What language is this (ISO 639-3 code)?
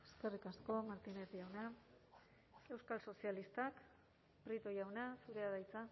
eus